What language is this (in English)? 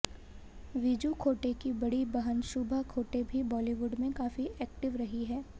Hindi